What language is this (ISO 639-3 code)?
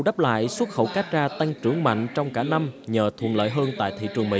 vie